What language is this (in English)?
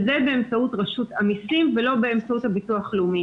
Hebrew